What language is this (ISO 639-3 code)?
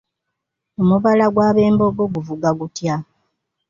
lug